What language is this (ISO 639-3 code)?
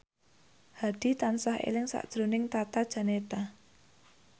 jav